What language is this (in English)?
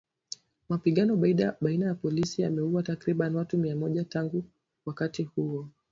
Swahili